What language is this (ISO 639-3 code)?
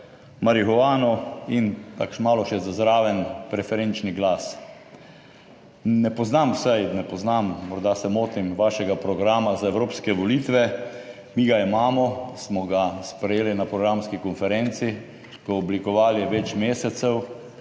slv